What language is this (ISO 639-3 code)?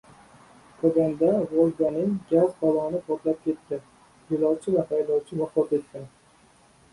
uzb